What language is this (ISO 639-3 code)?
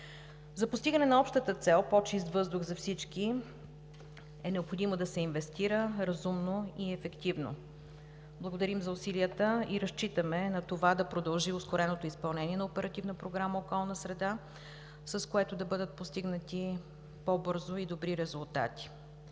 bul